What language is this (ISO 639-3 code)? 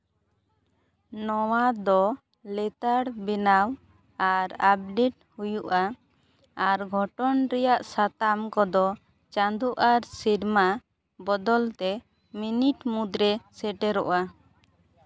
sat